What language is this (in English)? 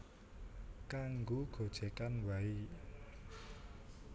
Javanese